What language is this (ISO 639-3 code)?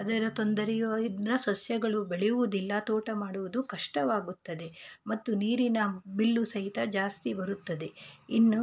kan